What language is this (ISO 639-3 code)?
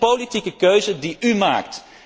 nld